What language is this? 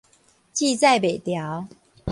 Min Nan Chinese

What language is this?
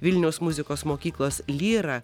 Lithuanian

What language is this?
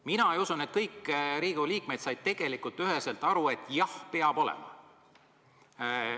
Estonian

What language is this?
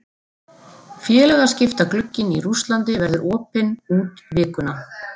Icelandic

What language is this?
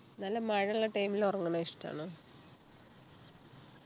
Malayalam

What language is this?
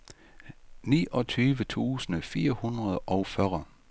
Danish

